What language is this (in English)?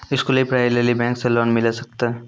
Maithili